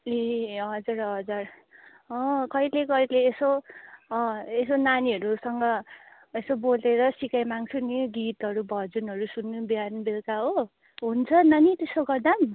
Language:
Nepali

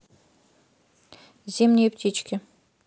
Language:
Russian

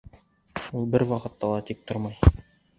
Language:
Bashkir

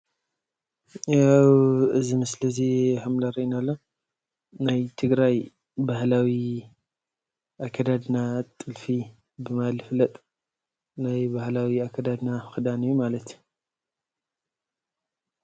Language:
Tigrinya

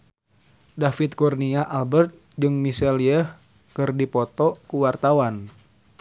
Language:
Sundanese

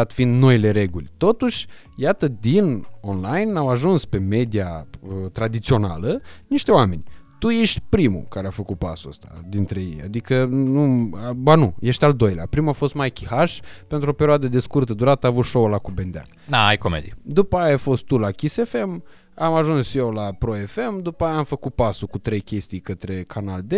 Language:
Romanian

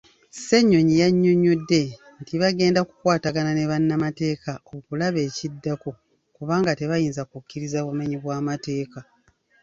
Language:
Ganda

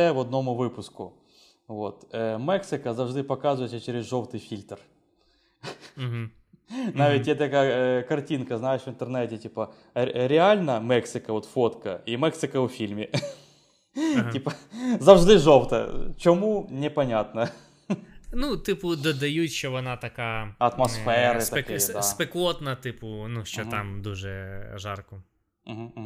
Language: Ukrainian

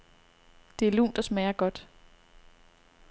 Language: Danish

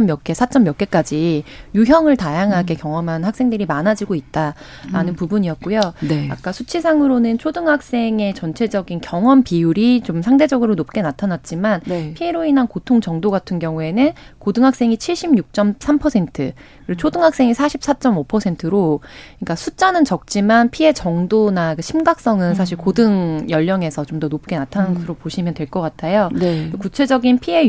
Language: Korean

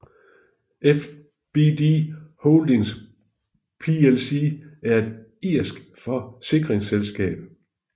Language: Danish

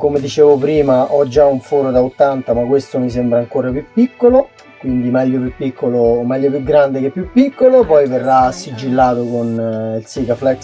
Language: Italian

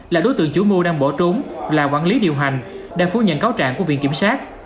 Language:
Vietnamese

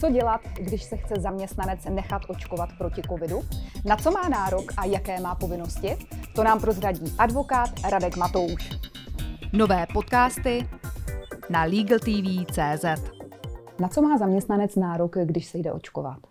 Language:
Czech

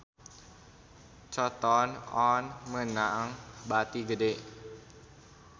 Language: Sundanese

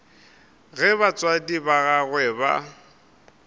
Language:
Northern Sotho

